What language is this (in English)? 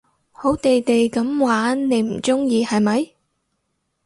Cantonese